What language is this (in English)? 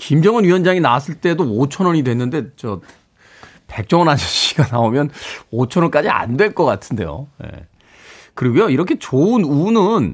Korean